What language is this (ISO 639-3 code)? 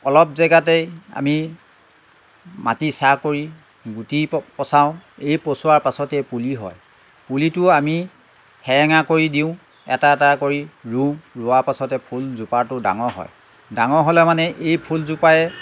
asm